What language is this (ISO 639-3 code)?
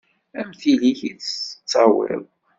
kab